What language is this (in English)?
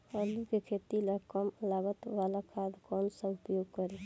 Bhojpuri